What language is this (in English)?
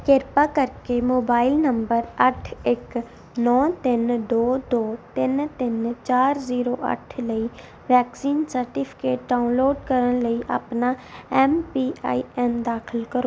Punjabi